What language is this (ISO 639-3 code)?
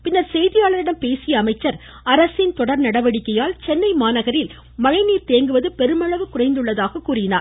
tam